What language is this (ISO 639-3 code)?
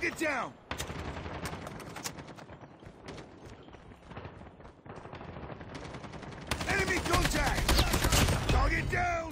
eng